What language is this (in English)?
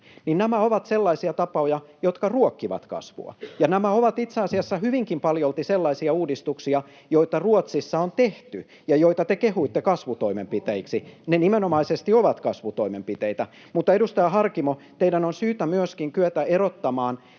Finnish